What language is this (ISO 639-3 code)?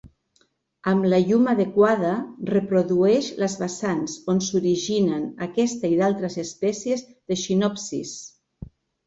cat